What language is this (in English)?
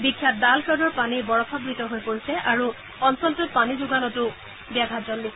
Assamese